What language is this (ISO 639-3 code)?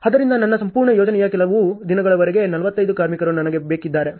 kan